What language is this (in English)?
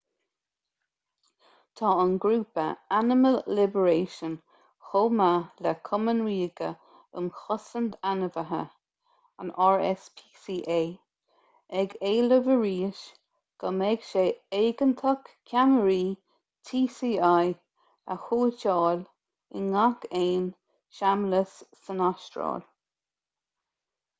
Irish